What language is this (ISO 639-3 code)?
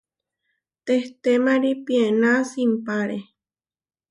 var